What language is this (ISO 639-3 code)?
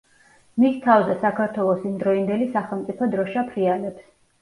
kat